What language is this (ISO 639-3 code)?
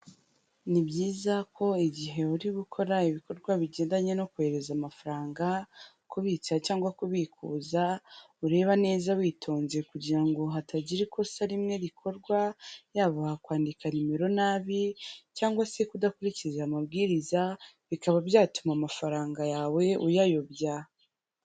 kin